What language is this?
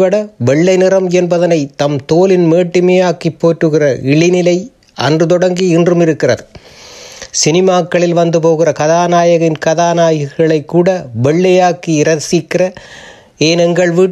Tamil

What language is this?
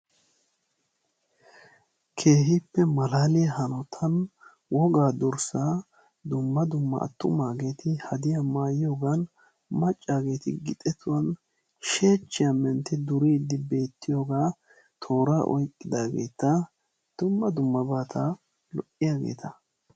Wolaytta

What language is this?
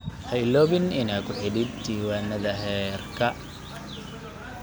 Somali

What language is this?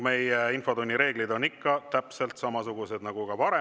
Estonian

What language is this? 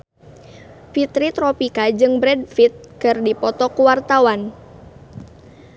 Sundanese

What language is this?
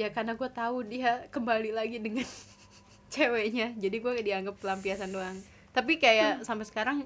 Indonesian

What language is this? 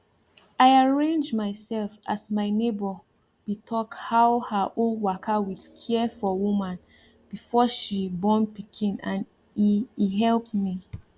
Nigerian Pidgin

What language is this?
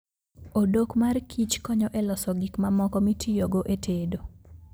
Luo (Kenya and Tanzania)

